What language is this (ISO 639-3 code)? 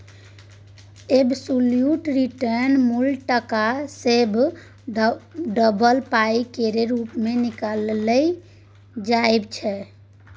mai